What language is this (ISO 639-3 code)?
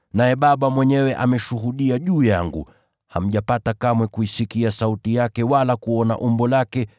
swa